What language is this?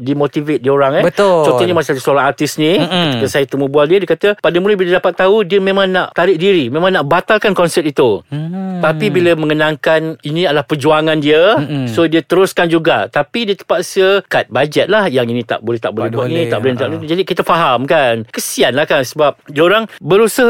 Malay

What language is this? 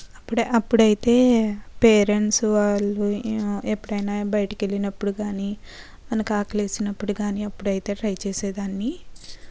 Telugu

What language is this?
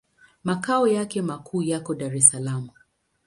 Swahili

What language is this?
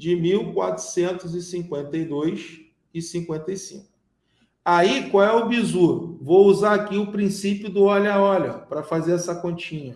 Portuguese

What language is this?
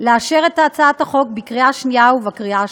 Hebrew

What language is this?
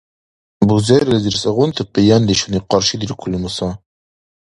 Dargwa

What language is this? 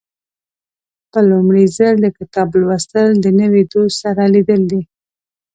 Pashto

